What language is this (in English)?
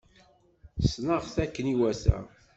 Kabyle